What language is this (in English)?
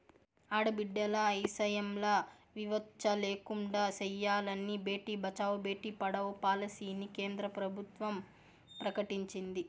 Telugu